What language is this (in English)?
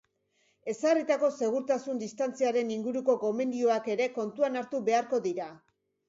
Basque